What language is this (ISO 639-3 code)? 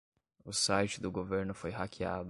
por